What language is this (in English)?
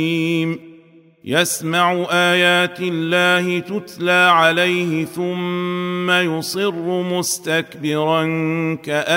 Arabic